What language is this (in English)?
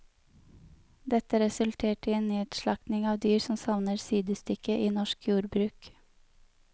Norwegian